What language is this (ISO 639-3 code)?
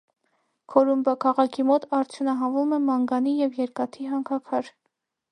hye